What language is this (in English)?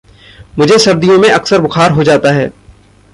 Hindi